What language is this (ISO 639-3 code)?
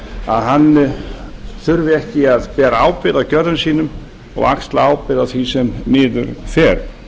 isl